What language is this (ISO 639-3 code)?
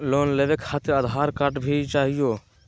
mag